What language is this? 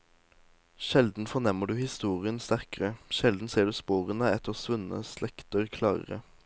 Norwegian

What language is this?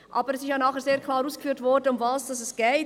Swiss German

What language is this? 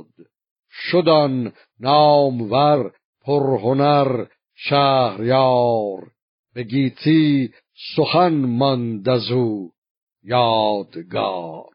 Persian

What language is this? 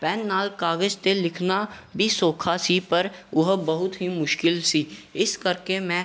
Punjabi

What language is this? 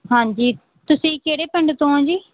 Punjabi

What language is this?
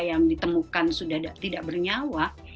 Indonesian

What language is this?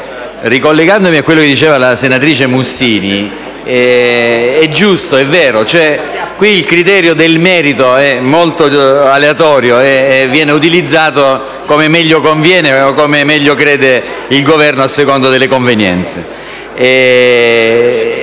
Italian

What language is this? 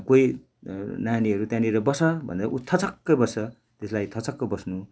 Nepali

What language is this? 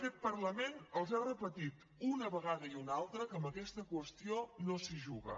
Catalan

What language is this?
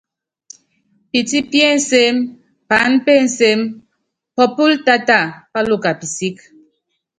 Yangben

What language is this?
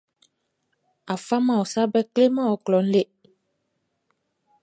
Baoulé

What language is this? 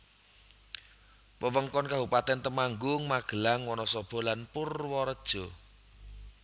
Javanese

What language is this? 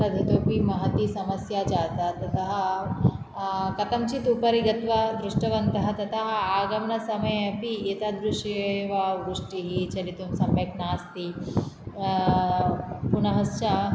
Sanskrit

